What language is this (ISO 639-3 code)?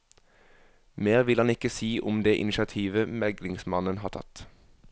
nor